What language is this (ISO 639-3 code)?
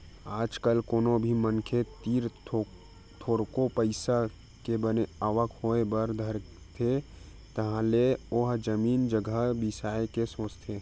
hne